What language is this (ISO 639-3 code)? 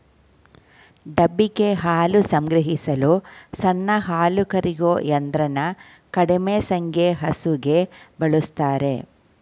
kan